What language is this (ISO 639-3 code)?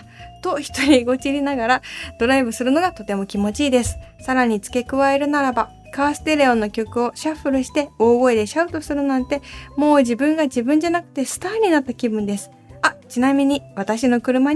jpn